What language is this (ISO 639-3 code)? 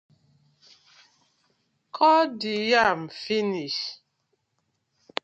pcm